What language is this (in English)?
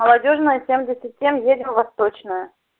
Russian